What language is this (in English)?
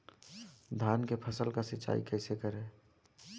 Bhojpuri